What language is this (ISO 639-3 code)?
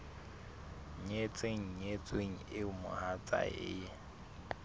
sot